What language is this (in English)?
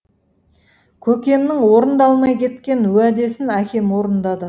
Kazakh